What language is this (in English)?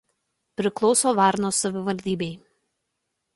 Lithuanian